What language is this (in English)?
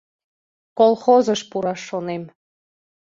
Mari